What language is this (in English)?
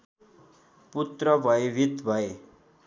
Nepali